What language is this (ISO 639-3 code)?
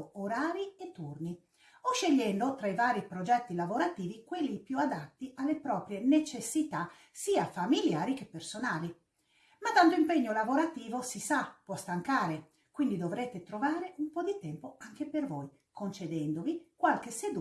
ita